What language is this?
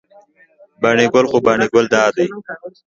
Pashto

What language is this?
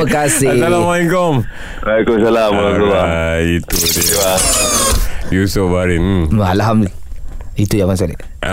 Malay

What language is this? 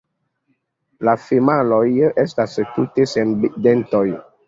Esperanto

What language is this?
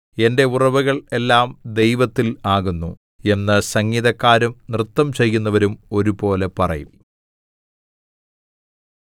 Malayalam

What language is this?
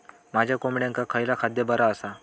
Marathi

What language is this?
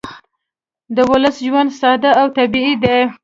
Pashto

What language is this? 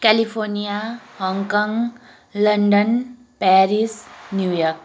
Nepali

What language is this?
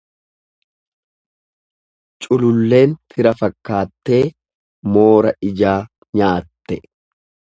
Oromo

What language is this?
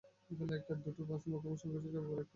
Bangla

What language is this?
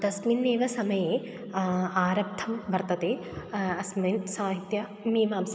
Sanskrit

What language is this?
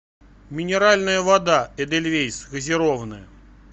Russian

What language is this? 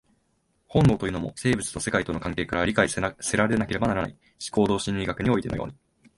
Japanese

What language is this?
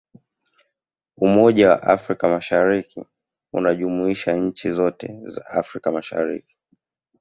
Swahili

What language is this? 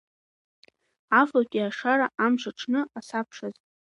Abkhazian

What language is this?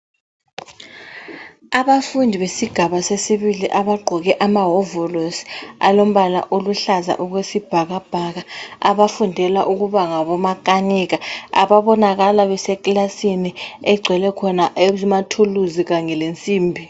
North Ndebele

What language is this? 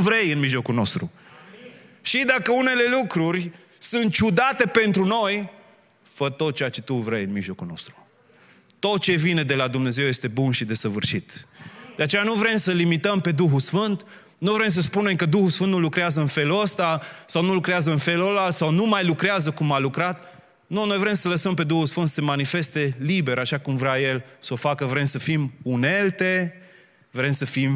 Romanian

